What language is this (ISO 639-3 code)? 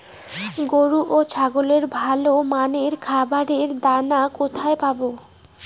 ben